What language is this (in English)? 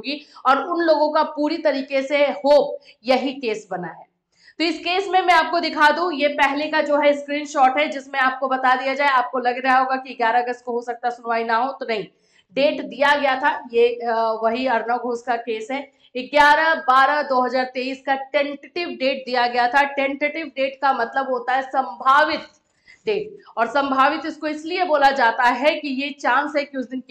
Hindi